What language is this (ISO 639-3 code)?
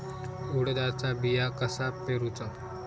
mar